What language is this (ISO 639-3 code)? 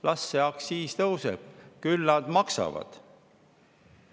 est